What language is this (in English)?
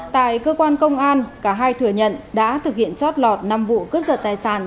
Vietnamese